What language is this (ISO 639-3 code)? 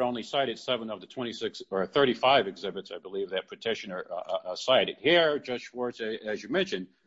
eng